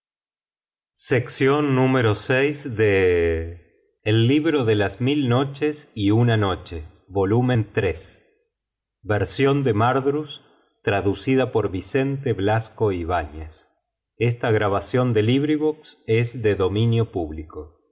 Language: Spanish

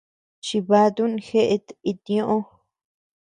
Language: Tepeuxila Cuicatec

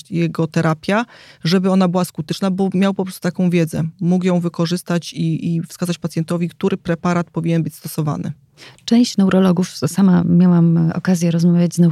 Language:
Polish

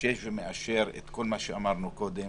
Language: Hebrew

